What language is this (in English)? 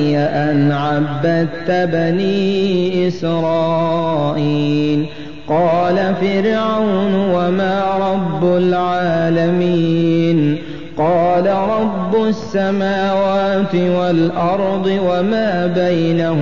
Arabic